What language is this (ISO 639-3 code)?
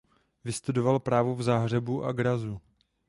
ces